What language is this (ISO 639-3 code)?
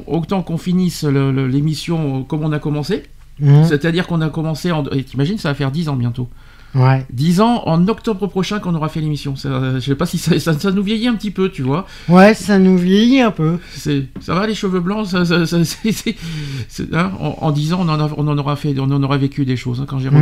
fra